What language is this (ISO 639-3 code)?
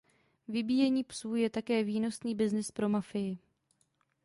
ces